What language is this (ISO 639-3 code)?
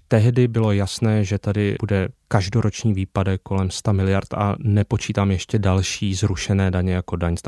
ces